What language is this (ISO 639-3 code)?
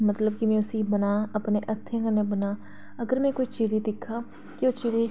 doi